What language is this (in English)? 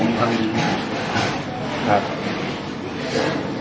Thai